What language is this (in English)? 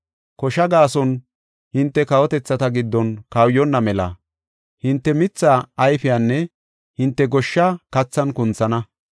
Gofa